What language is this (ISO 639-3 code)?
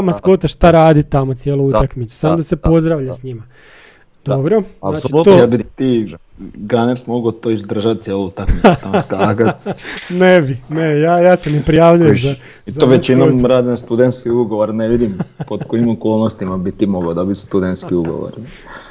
hrv